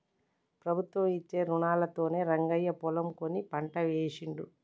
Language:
Telugu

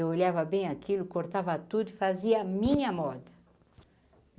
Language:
Portuguese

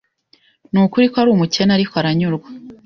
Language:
Kinyarwanda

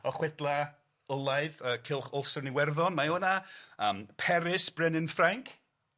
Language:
Welsh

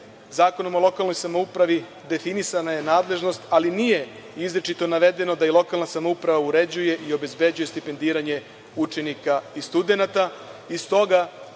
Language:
Serbian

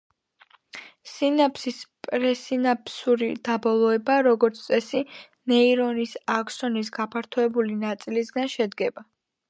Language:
Georgian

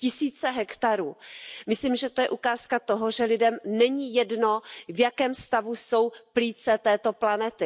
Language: Czech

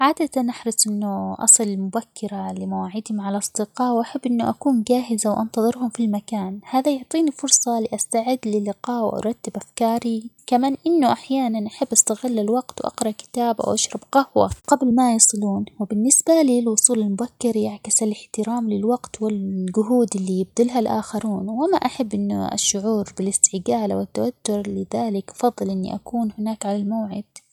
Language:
Omani Arabic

